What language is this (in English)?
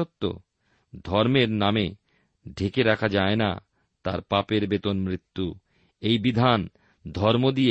Bangla